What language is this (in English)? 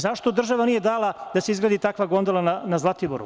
Serbian